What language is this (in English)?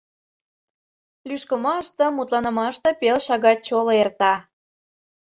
Mari